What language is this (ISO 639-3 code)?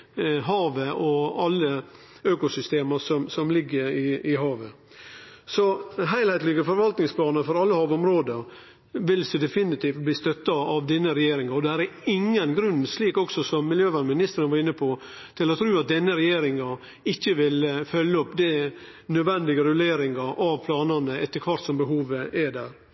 nno